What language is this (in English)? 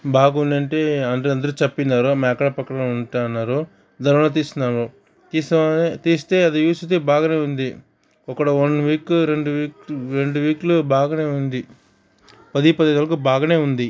Telugu